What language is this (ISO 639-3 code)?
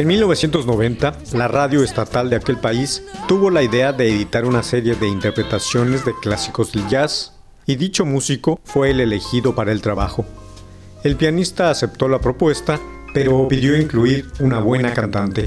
spa